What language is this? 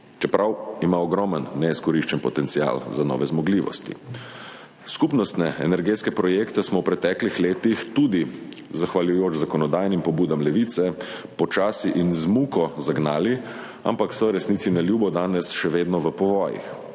Slovenian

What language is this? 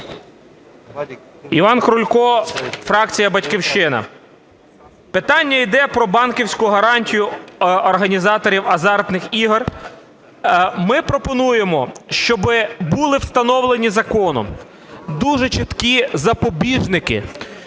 Ukrainian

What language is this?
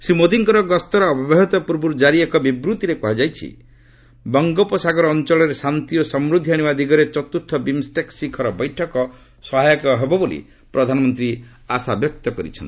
Odia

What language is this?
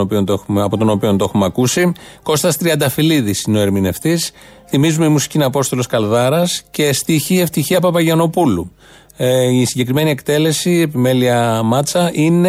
Greek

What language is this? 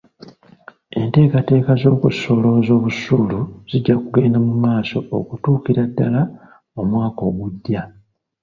Ganda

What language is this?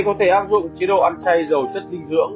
Vietnamese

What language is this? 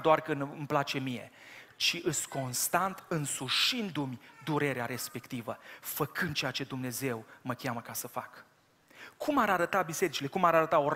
Romanian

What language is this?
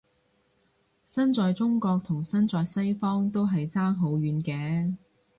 Cantonese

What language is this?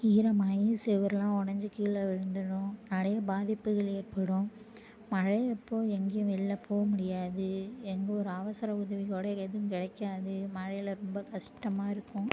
Tamil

